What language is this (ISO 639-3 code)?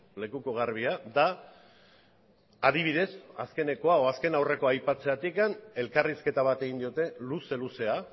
eus